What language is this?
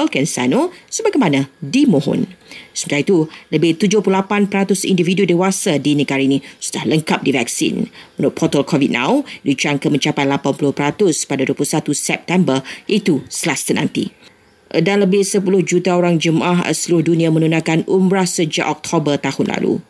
Malay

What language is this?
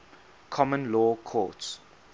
English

